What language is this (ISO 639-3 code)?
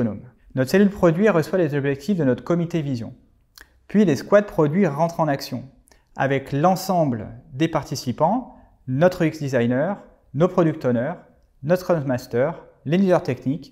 fra